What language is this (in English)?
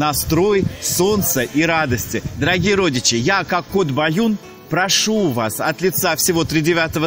Russian